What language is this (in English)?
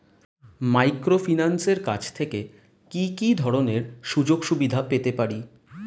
Bangla